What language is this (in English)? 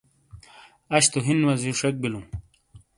Shina